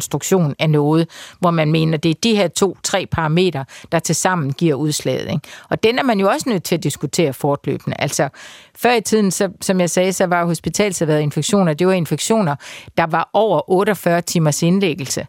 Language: Danish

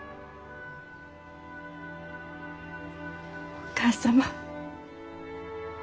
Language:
Japanese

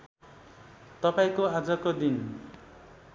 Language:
Nepali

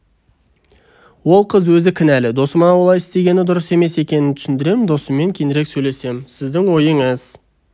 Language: Kazakh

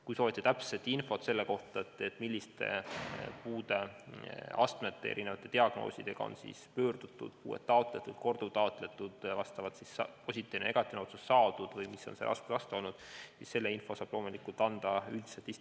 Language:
Estonian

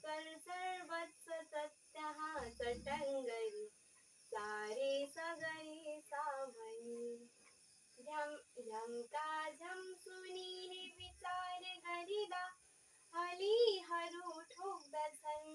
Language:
Hindi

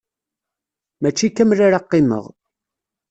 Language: Kabyle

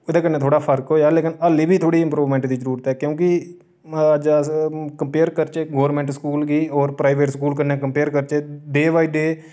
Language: Dogri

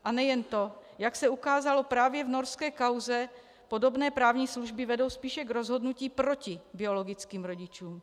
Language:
Czech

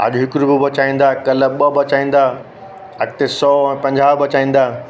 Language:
Sindhi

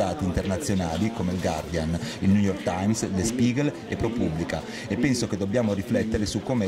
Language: Italian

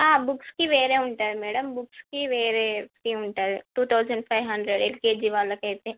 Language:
Telugu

